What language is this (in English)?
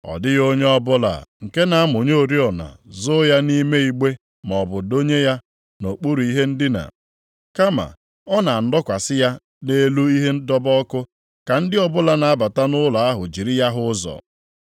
Igbo